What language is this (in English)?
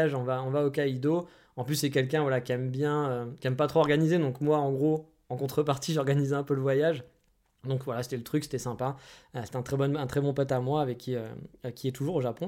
French